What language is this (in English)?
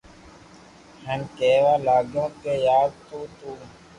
Loarki